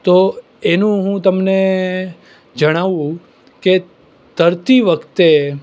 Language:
Gujarati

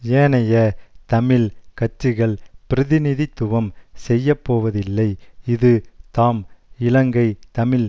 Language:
Tamil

